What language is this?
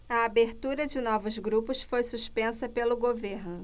Portuguese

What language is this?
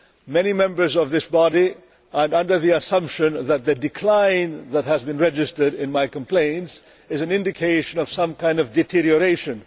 English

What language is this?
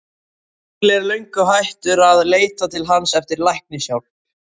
Icelandic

